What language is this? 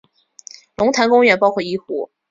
Chinese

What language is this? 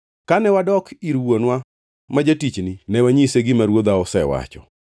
Luo (Kenya and Tanzania)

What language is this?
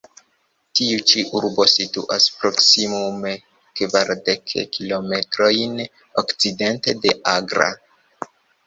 Esperanto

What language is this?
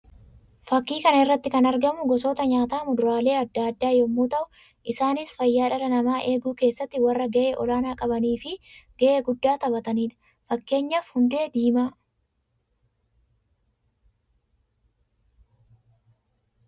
Oromo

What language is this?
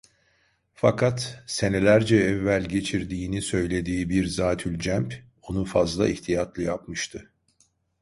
Turkish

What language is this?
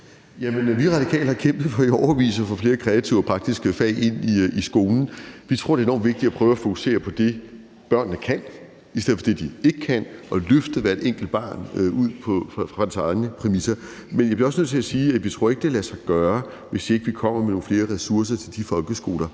Danish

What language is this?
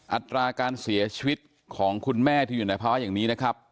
Thai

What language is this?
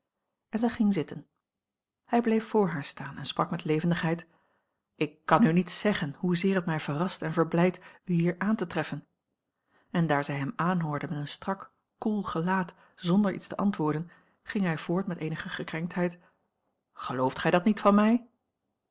Dutch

